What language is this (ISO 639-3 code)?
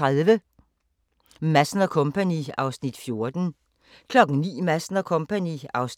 dan